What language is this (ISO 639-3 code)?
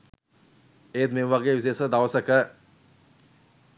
sin